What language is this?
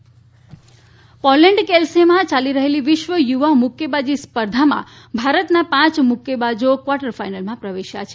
Gujarati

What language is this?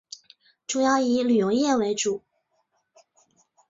Chinese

